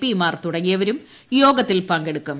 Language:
Malayalam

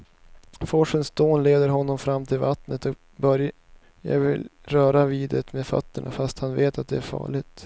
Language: Swedish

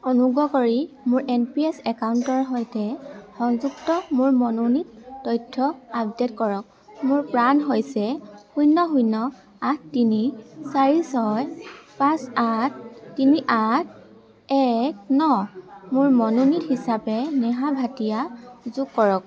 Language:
Assamese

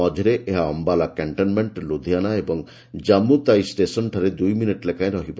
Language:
Odia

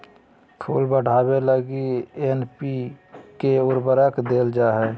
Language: Magahi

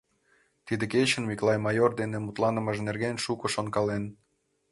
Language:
Mari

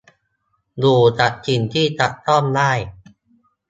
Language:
Thai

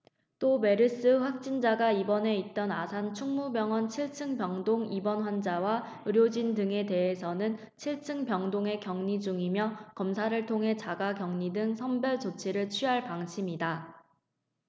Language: Korean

